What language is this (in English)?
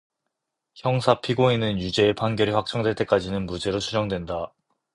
Korean